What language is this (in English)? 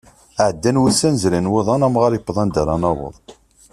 Kabyle